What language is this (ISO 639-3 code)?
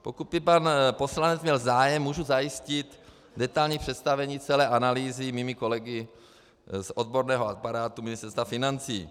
ces